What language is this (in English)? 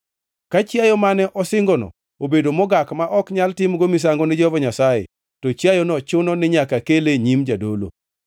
Luo (Kenya and Tanzania)